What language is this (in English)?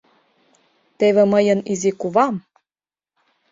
Mari